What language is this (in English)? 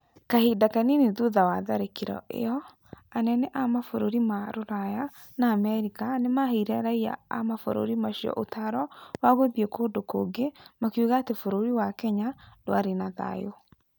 Kikuyu